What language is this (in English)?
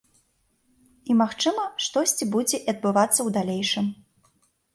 Belarusian